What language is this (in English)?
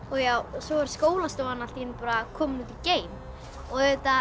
Icelandic